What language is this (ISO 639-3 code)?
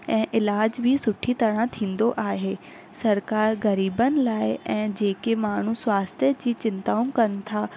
snd